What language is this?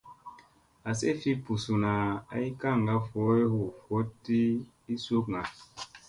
Musey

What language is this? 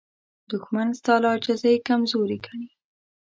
Pashto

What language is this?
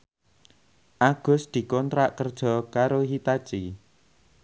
Javanese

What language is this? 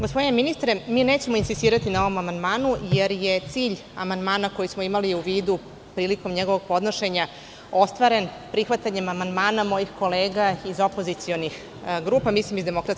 Serbian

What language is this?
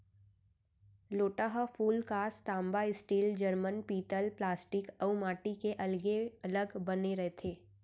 Chhattisgarhi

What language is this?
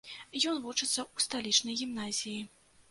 Belarusian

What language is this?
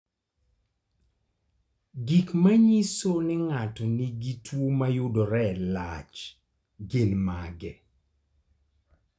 Luo (Kenya and Tanzania)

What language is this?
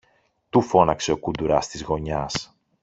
Greek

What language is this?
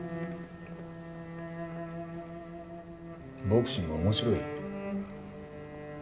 Japanese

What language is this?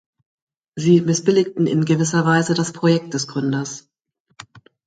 German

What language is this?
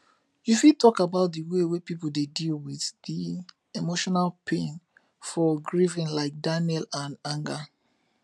Nigerian Pidgin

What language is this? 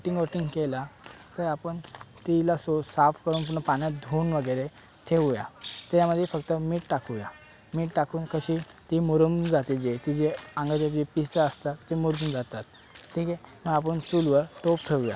Marathi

